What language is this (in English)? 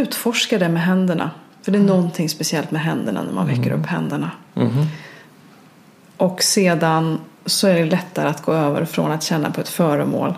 Swedish